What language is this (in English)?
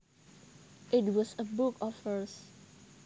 Javanese